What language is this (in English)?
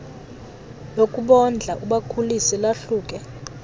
Xhosa